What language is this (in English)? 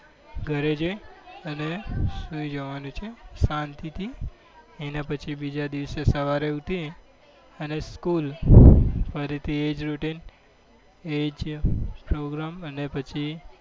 Gujarati